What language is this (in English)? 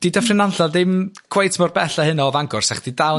Welsh